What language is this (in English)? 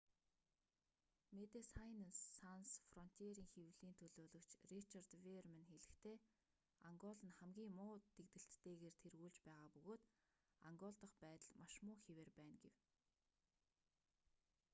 Mongolian